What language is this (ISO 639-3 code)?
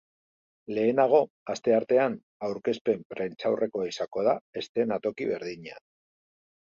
eus